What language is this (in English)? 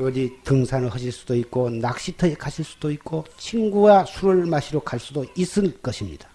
Korean